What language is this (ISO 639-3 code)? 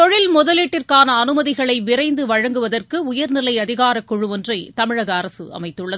tam